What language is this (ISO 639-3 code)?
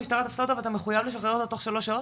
heb